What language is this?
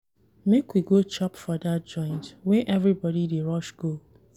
Nigerian Pidgin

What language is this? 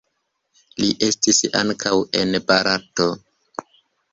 Esperanto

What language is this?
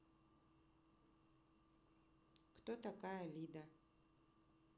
Russian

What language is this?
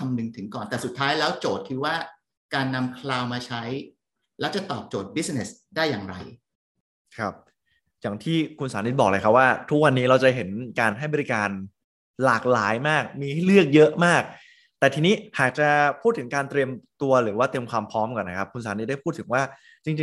Thai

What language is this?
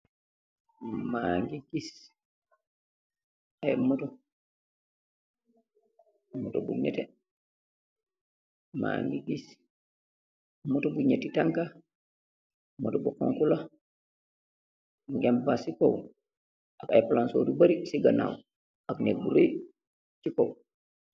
Wolof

